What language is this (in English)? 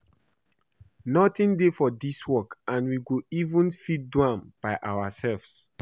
Nigerian Pidgin